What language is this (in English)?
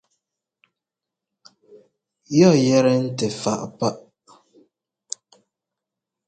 Ngomba